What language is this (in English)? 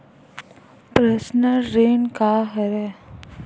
Chhattisgarhi